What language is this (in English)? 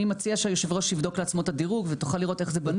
Hebrew